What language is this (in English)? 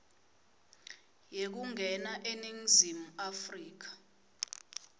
Swati